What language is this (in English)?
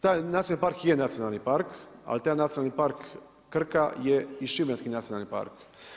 Croatian